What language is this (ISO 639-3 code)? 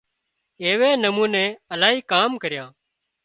kxp